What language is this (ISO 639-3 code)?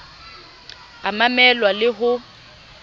sot